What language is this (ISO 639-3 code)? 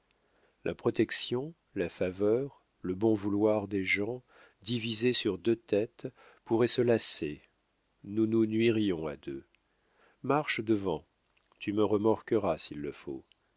fra